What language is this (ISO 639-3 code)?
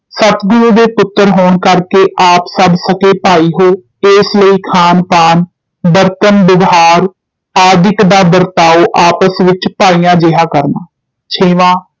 pan